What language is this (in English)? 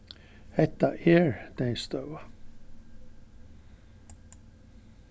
Faroese